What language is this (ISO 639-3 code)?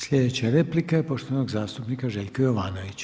hrv